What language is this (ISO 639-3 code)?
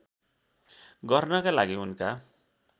nep